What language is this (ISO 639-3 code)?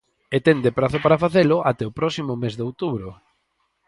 glg